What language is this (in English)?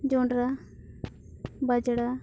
Santali